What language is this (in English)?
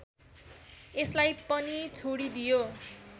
Nepali